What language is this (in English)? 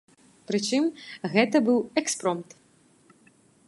Belarusian